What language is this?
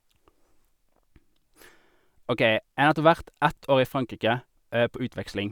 Norwegian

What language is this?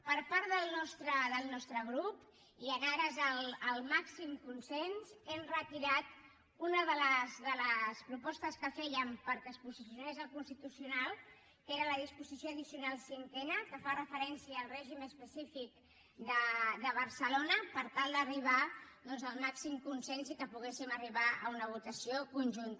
Catalan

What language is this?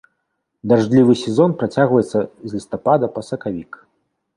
Belarusian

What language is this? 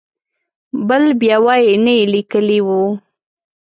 Pashto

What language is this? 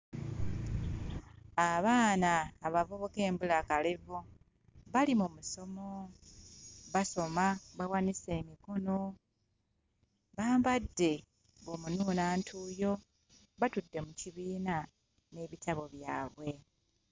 Ganda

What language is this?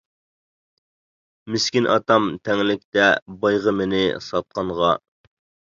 Uyghur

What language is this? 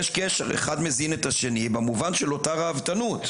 Hebrew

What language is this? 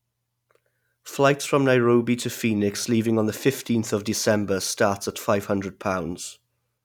English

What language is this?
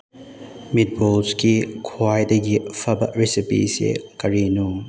Manipuri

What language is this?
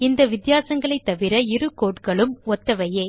Tamil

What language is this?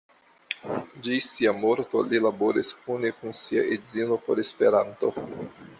Esperanto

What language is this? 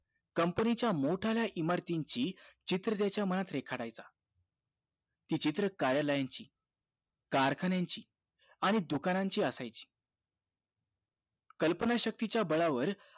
Marathi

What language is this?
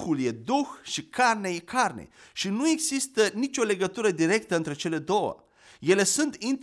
Romanian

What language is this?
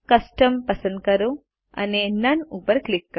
Gujarati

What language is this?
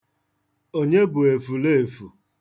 Igbo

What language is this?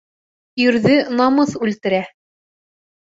Bashkir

